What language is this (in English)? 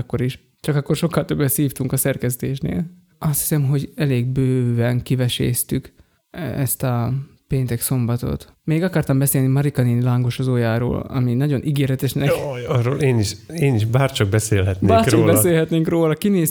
Hungarian